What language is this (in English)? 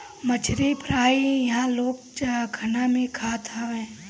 Bhojpuri